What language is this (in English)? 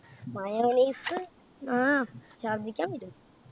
Malayalam